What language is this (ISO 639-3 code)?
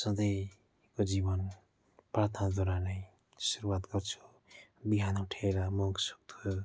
nep